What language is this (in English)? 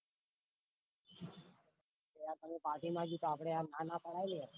Gujarati